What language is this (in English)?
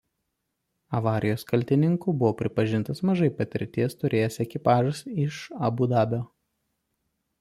Lithuanian